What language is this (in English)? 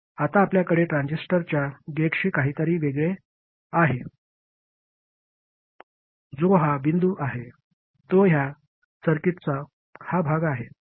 Marathi